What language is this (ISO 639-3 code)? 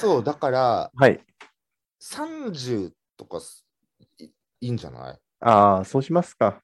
jpn